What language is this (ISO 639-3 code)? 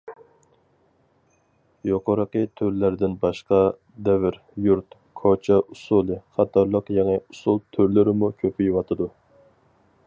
uig